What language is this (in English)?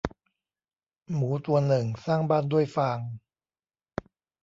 Thai